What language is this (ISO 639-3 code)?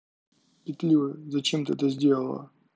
rus